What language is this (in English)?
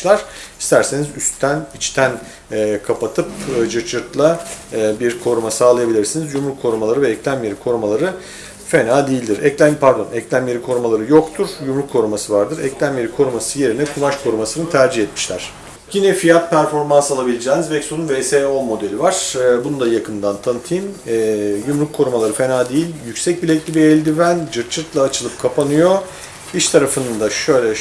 Turkish